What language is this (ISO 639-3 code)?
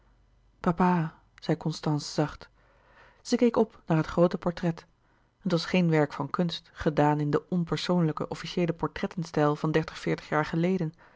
nld